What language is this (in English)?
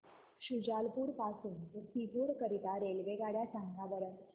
Marathi